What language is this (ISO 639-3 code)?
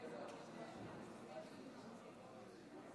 heb